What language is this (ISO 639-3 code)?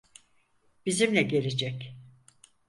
tur